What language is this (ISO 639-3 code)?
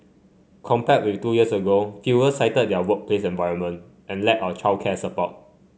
eng